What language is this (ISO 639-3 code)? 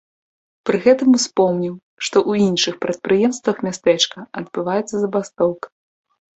bel